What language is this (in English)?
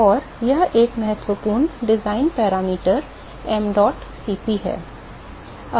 Hindi